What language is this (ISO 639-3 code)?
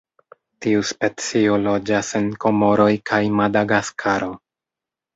epo